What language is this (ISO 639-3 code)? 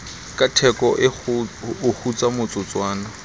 sot